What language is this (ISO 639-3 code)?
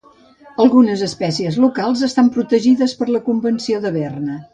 cat